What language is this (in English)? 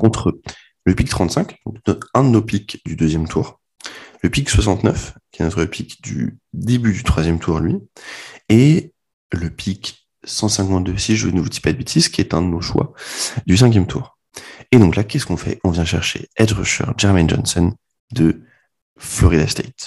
French